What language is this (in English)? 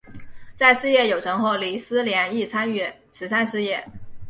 Chinese